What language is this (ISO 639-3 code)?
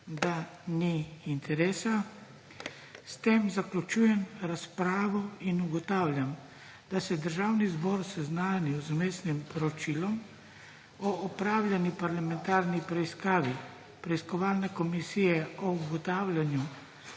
slv